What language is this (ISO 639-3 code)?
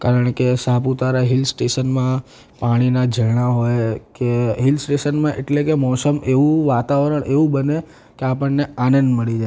guj